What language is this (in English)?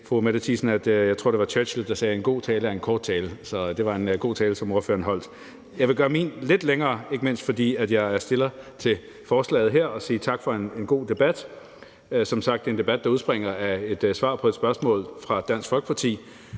Danish